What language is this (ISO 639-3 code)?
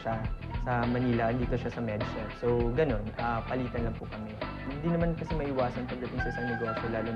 fil